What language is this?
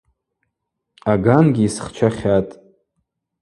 Abaza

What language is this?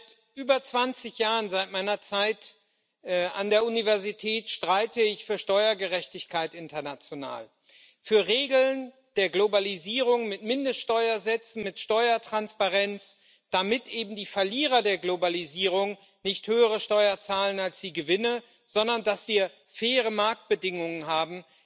German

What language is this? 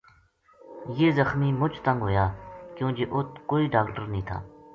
Gujari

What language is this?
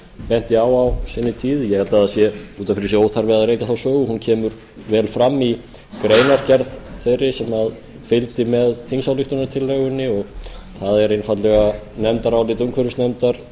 Icelandic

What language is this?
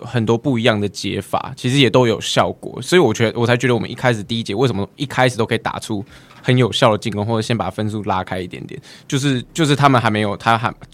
Chinese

